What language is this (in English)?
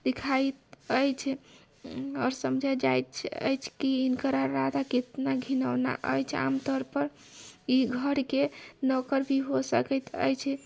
Maithili